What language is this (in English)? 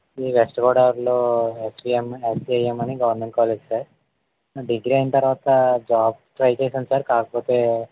Telugu